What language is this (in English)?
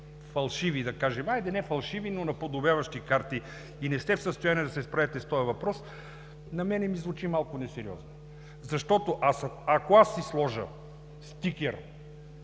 Bulgarian